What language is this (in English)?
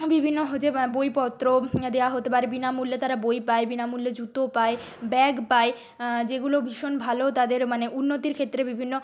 Bangla